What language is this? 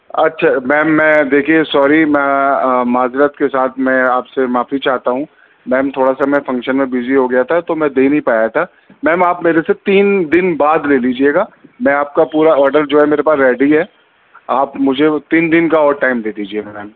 Urdu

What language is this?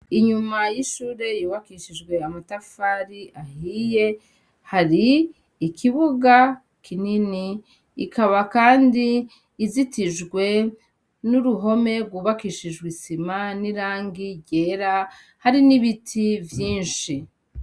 Rundi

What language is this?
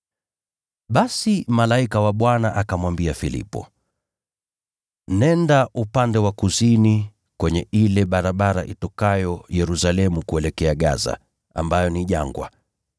Swahili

